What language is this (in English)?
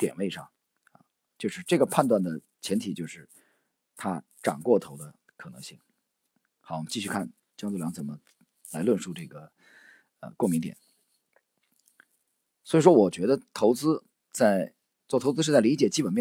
Chinese